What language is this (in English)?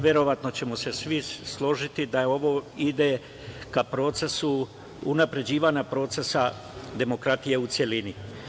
Serbian